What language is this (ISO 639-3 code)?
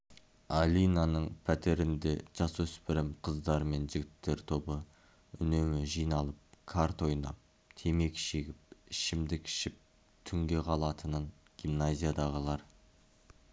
kaz